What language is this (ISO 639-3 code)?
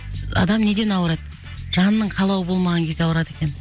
kaz